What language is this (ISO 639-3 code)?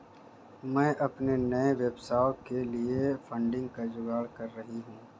hin